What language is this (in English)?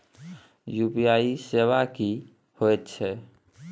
Maithili